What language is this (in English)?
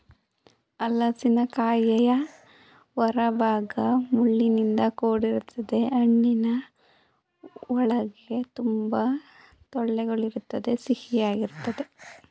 Kannada